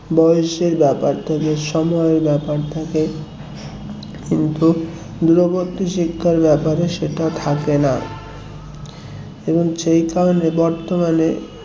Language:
Bangla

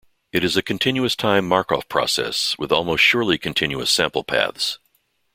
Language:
English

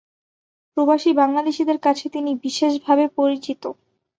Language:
Bangla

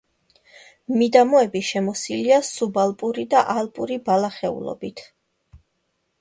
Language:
Georgian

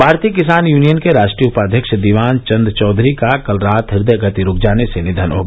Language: Hindi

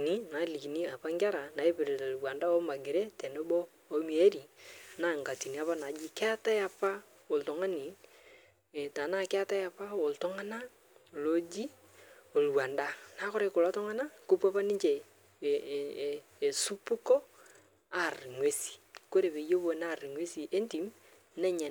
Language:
Masai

